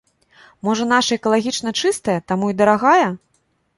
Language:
Belarusian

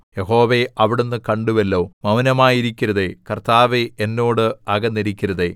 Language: Malayalam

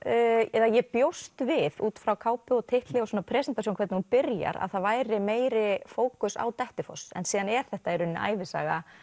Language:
Icelandic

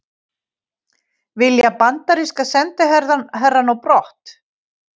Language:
Icelandic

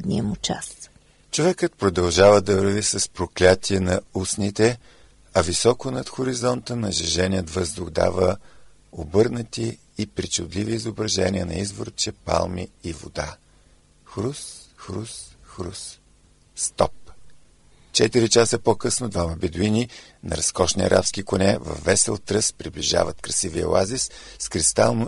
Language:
Bulgarian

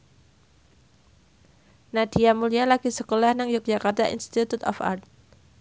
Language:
Javanese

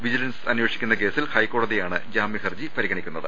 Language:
Malayalam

